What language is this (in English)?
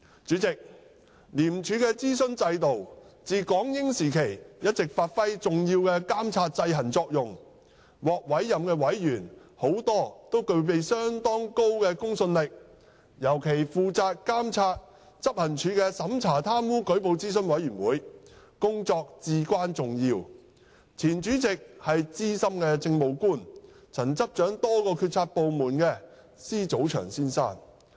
Cantonese